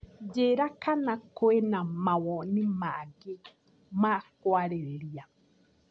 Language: Kikuyu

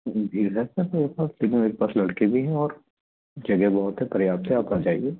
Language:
Hindi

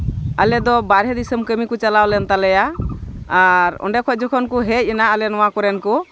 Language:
Santali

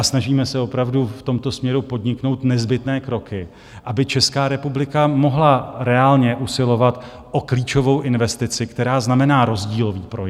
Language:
Czech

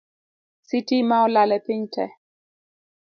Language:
Luo (Kenya and Tanzania)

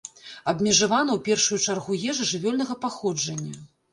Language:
Belarusian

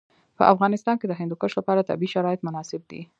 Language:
Pashto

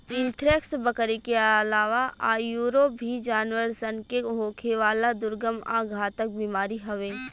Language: Bhojpuri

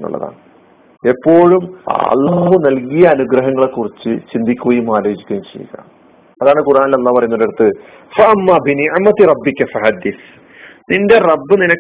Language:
Malayalam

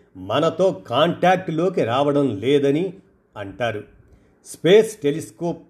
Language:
Telugu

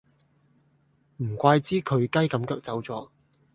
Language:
Cantonese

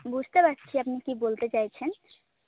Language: Bangla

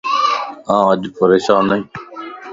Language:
Lasi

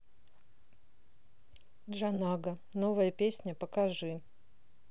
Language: Russian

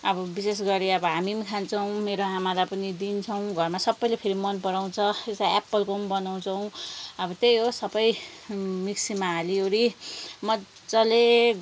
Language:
Nepali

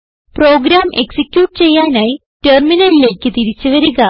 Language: Malayalam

